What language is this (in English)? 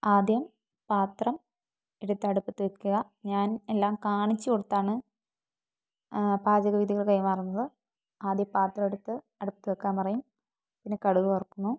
Malayalam